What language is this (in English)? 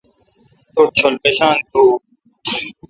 Kalkoti